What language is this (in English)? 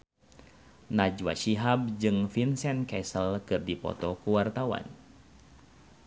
Sundanese